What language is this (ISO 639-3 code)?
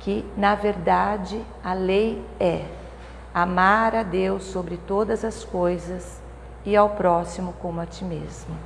por